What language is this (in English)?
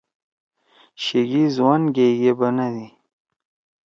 Torwali